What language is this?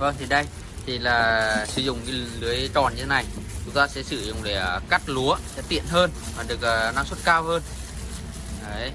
Vietnamese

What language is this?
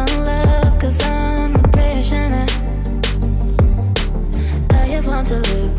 English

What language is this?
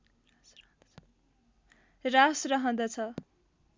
Nepali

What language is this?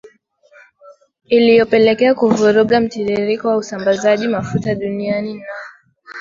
Swahili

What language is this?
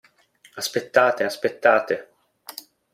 Italian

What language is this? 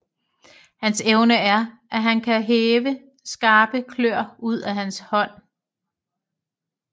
Danish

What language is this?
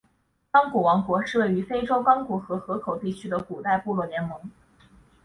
Chinese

